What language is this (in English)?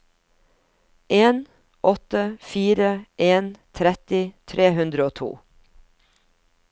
Norwegian